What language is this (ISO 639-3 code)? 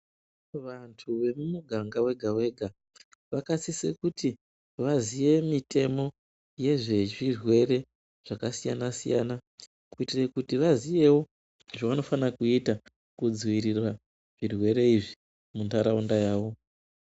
ndc